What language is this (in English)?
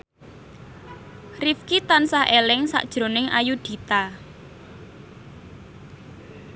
Javanese